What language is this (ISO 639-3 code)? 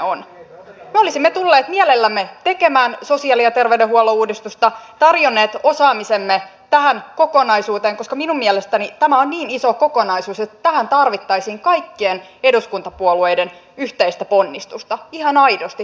fin